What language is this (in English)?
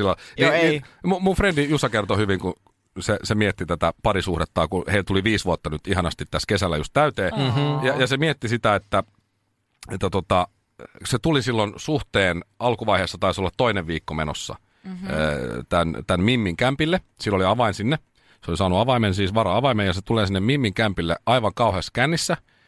Finnish